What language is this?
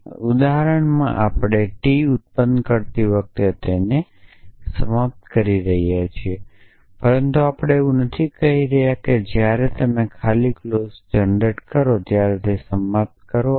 Gujarati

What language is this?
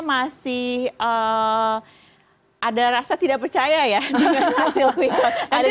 Indonesian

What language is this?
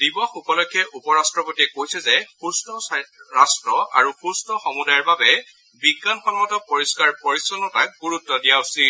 Assamese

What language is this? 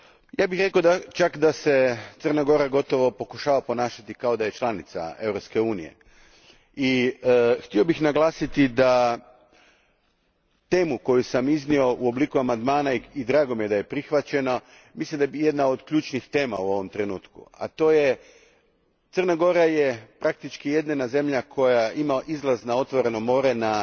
Croatian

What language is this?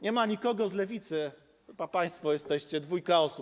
Polish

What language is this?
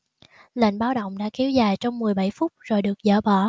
Vietnamese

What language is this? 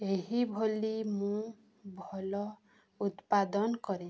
Odia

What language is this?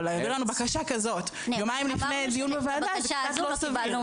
Hebrew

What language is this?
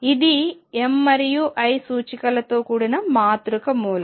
Telugu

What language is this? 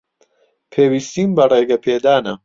Central Kurdish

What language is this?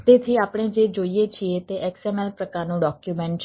Gujarati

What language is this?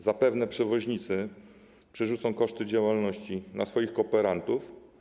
Polish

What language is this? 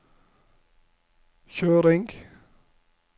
Norwegian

